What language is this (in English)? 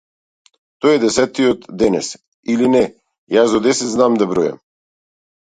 Macedonian